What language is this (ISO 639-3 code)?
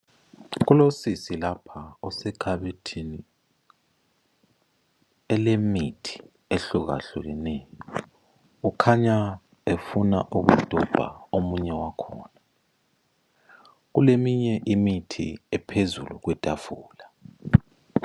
nde